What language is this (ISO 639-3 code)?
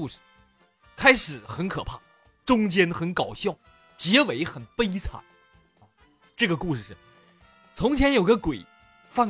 zho